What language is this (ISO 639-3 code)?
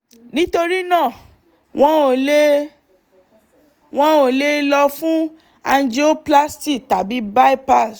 yor